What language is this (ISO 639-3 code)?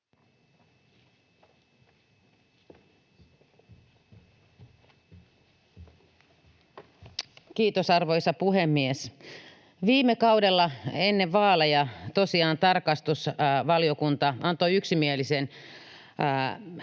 fin